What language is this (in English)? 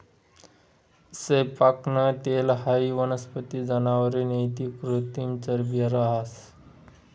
Marathi